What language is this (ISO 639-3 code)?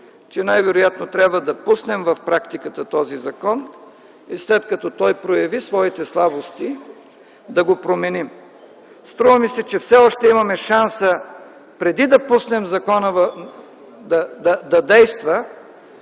bul